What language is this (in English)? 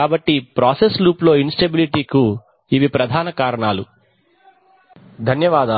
Telugu